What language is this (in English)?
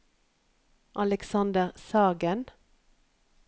Norwegian